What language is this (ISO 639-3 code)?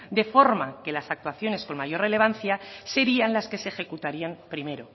spa